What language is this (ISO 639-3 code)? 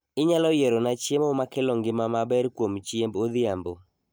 luo